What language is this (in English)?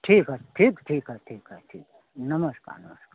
Hindi